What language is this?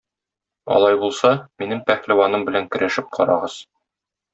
Tatar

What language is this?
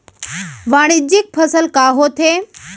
Chhattisgarhi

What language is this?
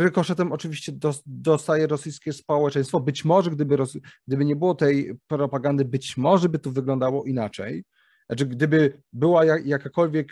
Polish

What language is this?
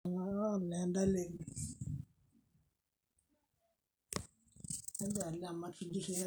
Masai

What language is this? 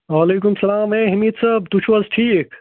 Kashmiri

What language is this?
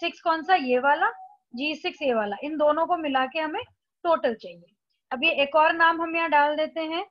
Hindi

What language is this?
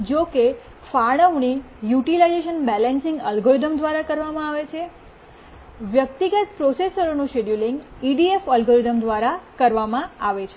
Gujarati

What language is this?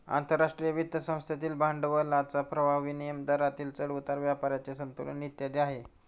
Marathi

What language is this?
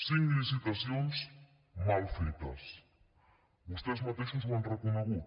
Catalan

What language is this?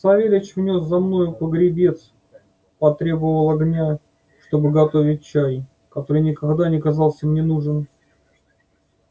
Russian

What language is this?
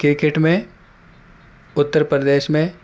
Urdu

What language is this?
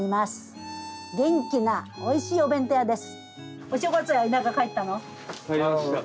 Japanese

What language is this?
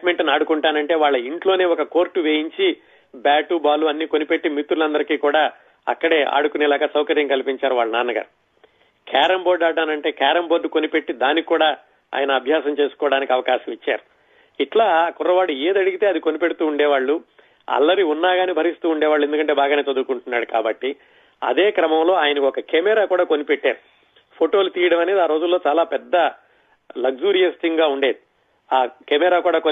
Telugu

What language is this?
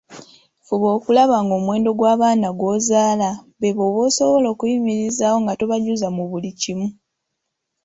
Ganda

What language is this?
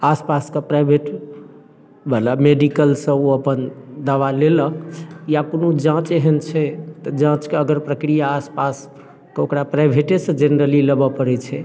Maithili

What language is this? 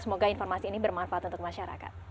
Indonesian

